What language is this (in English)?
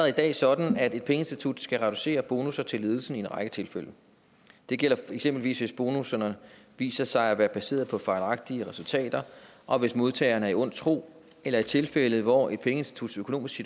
Danish